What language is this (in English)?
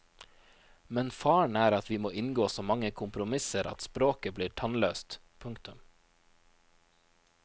Norwegian